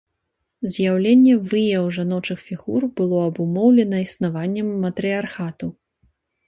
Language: Belarusian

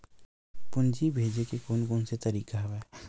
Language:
Chhattisgarhi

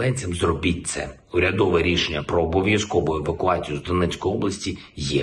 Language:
Ukrainian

